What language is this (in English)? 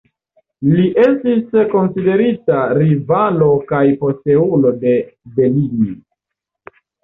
Esperanto